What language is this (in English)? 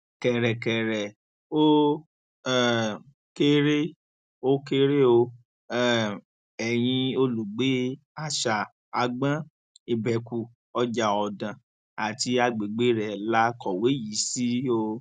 Yoruba